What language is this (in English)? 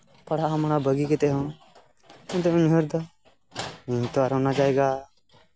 Santali